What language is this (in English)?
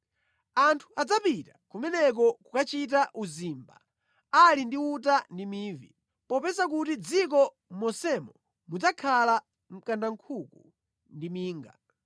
Nyanja